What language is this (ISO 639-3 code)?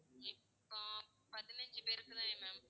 tam